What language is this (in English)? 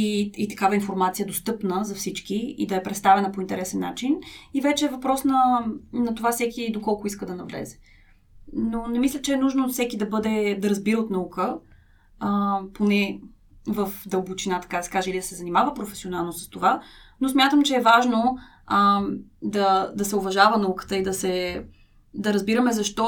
Bulgarian